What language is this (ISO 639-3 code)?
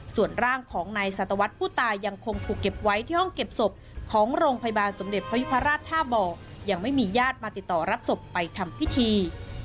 tha